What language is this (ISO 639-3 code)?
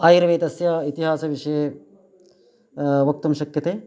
san